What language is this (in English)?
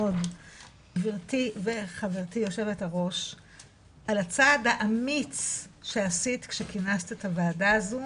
Hebrew